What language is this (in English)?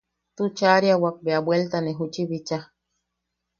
Yaqui